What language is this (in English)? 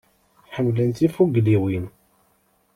Kabyle